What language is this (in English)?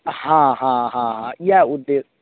Maithili